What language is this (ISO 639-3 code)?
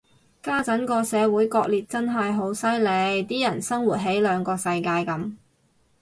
yue